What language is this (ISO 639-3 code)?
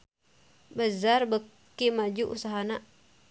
sun